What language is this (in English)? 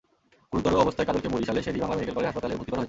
Bangla